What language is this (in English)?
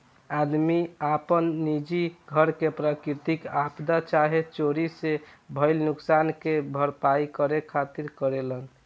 Bhojpuri